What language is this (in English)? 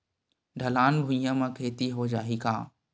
Chhattisgarhi